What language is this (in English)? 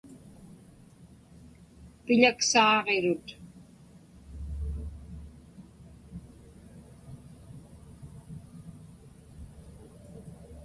Inupiaq